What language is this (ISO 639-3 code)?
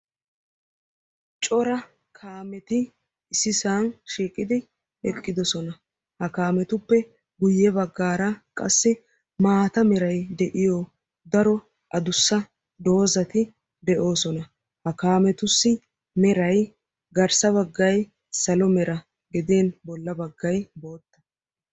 wal